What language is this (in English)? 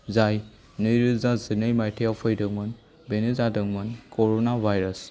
Bodo